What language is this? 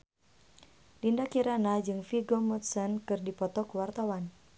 Sundanese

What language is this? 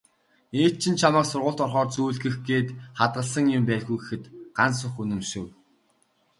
Mongolian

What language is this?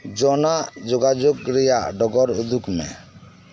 Santali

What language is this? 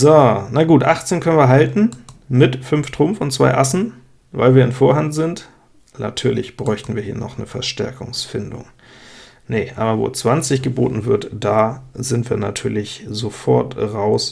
German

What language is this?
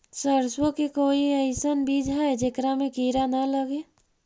Magahi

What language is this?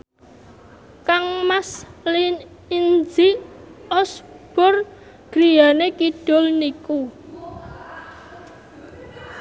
Javanese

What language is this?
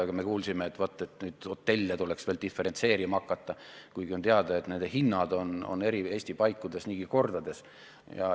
Estonian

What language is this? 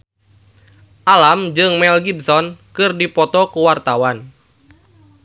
Sundanese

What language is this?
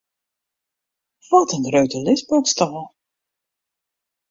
Western Frisian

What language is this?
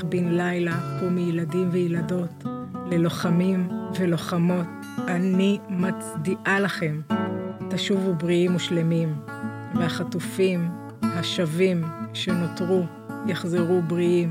Hebrew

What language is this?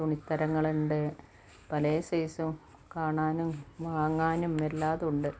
Malayalam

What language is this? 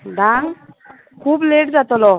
Konkani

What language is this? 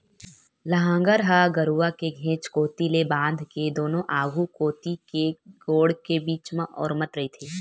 Chhattisgarhi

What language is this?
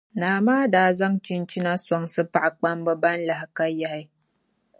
Dagbani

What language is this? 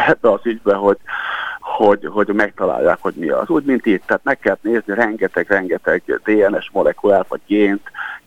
Hungarian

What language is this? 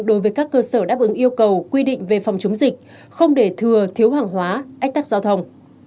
Vietnamese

